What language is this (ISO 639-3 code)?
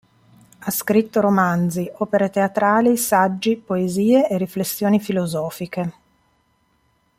ita